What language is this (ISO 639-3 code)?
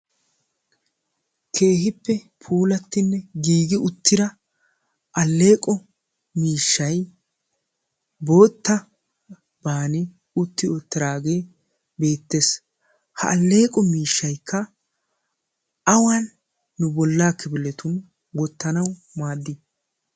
wal